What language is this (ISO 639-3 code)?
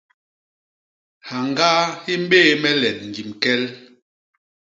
bas